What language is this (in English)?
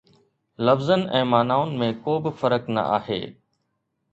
Sindhi